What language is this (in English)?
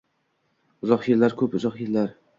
Uzbek